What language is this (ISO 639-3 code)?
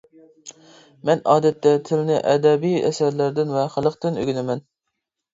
uig